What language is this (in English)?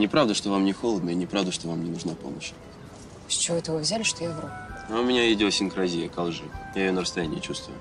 Russian